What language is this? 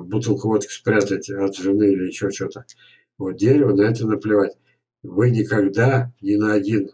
Russian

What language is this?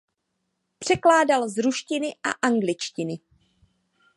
Czech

